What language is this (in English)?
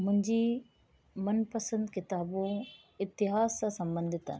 Sindhi